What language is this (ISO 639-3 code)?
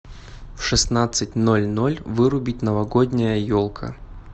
rus